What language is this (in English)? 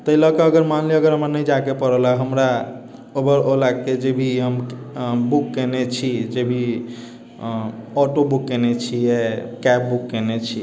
Maithili